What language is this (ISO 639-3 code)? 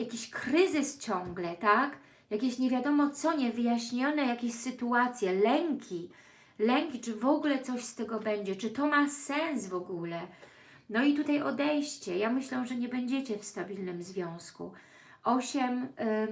pol